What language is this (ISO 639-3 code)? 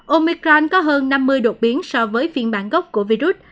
vie